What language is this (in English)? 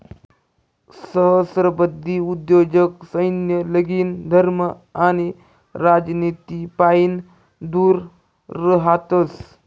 Marathi